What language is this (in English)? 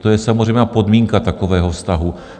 Czech